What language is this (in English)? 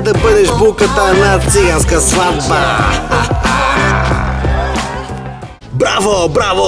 Romanian